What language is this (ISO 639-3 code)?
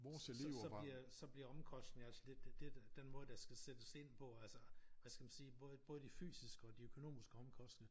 dan